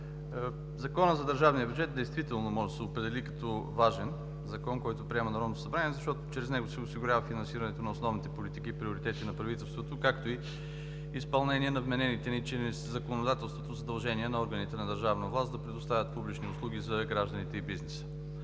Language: Bulgarian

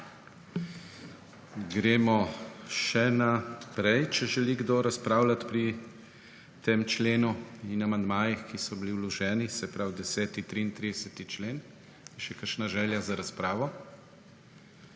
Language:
Slovenian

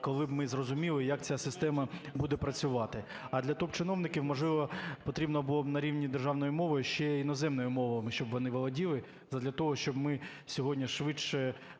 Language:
Ukrainian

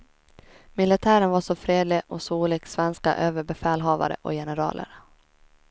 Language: Swedish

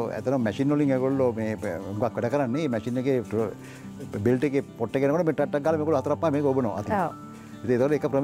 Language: Indonesian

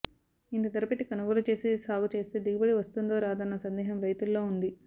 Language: Telugu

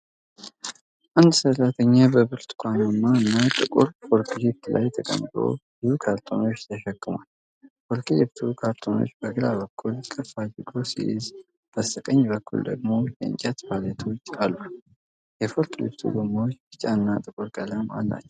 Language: Amharic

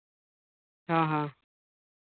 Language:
Santali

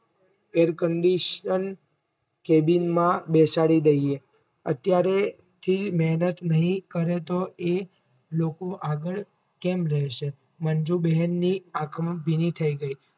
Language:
Gujarati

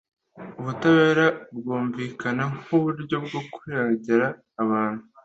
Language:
Kinyarwanda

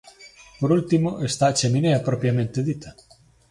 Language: Galician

